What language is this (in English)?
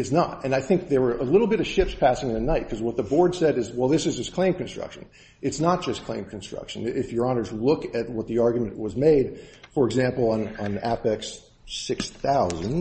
English